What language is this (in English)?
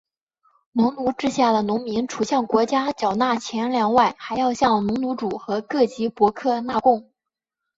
Chinese